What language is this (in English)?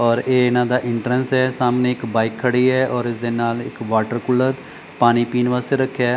Punjabi